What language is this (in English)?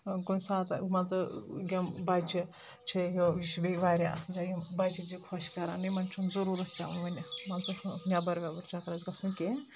Kashmiri